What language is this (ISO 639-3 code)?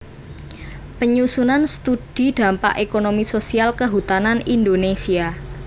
jav